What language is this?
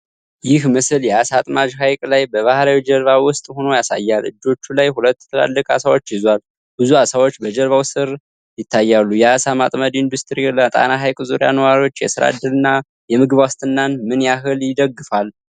Amharic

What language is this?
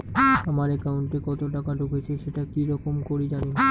Bangla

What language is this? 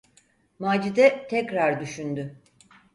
Turkish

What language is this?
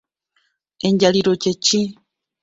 Ganda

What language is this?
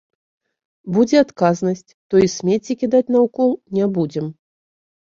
Belarusian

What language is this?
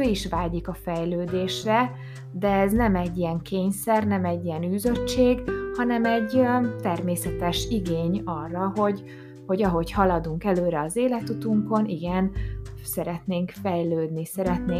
Hungarian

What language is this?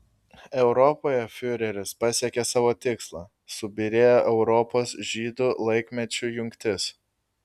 Lithuanian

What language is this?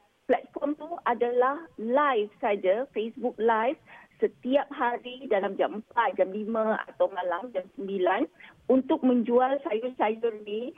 Malay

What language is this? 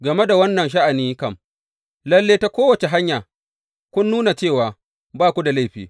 Hausa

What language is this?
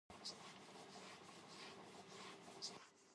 Japanese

